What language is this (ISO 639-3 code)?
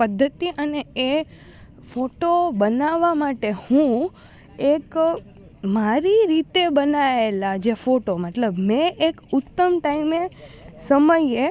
guj